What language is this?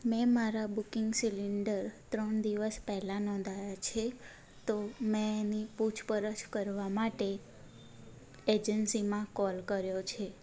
Gujarati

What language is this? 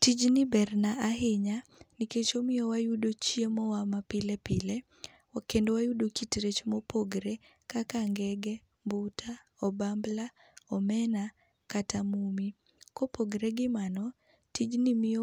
Luo (Kenya and Tanzania)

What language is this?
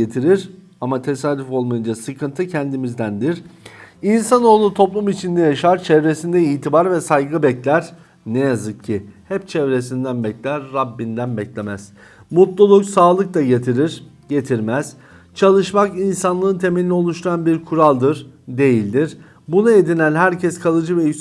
Turkish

